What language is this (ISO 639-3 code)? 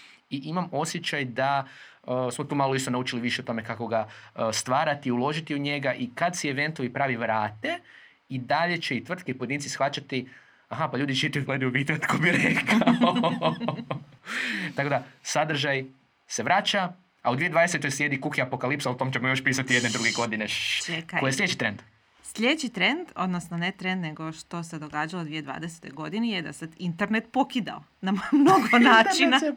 hrv